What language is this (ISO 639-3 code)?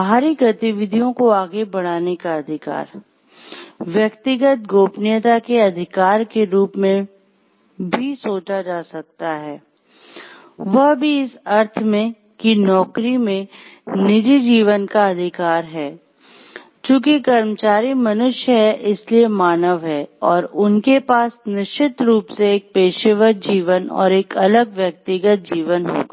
hin